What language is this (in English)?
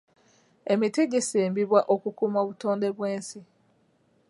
Ganda